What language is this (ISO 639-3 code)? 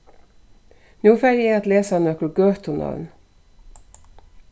fao